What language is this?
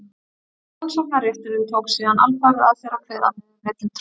Icelandic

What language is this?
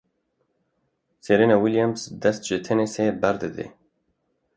Kurdish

